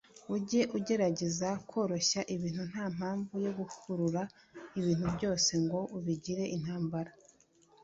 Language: Kinyarwanda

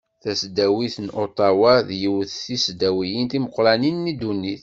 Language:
Kabyle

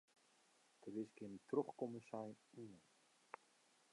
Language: Western Frisian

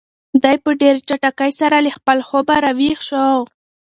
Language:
Pashto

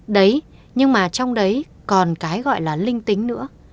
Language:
Vietnamese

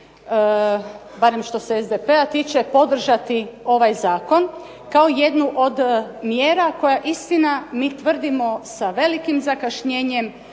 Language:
Croatian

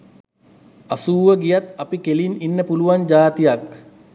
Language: Sinhala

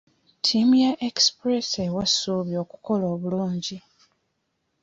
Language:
Ganda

